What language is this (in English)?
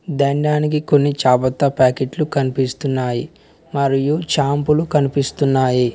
Telugu